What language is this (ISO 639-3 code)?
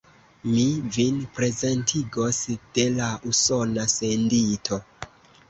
epo